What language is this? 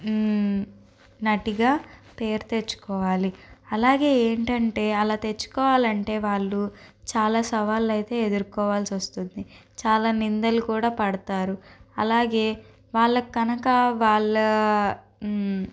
Telugu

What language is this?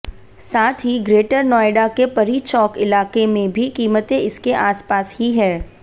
Hindi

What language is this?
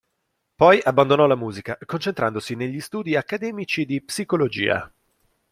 Italian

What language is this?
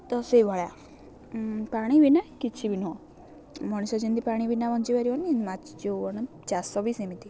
Odia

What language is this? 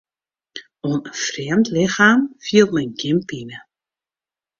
Western Frisian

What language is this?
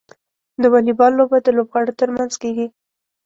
Pashto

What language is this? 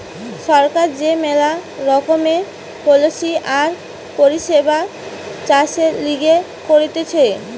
Bangla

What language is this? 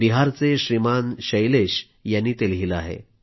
Marathi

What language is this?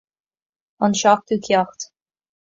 Irish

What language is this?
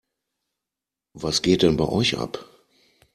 German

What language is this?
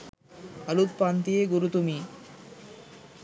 Sinhala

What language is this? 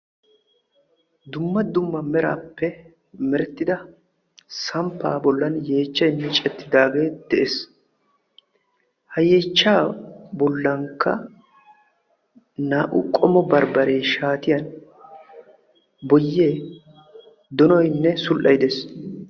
Wolaytta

